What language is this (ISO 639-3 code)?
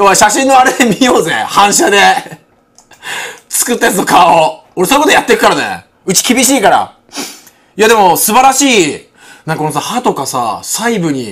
jpn